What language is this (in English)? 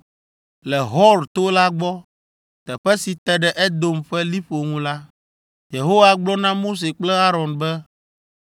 Ewe